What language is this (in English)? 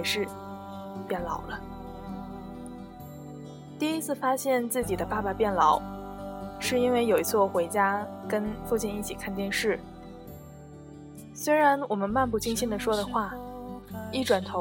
Chinese